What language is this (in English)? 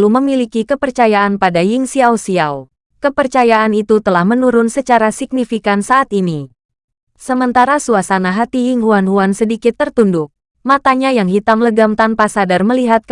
Indonesian